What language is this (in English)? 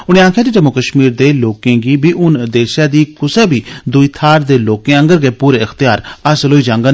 Dogri